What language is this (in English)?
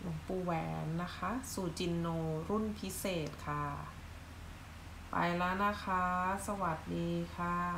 Thai